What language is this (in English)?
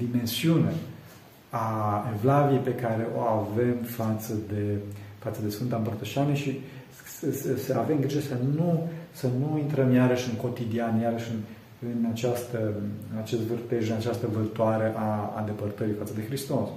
Romanian